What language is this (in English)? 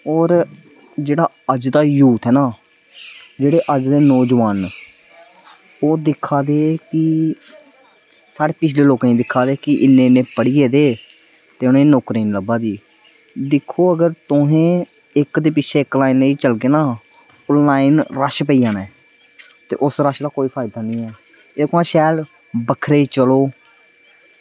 Dogri